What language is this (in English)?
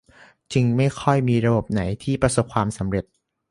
Thai